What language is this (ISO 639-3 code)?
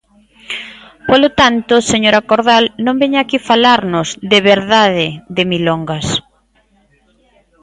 glg